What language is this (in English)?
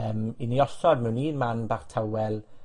Welsh